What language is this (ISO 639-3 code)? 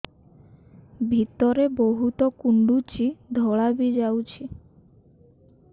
ori